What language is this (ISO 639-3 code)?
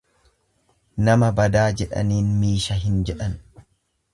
orm